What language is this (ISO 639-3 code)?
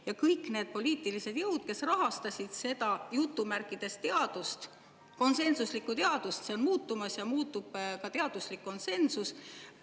est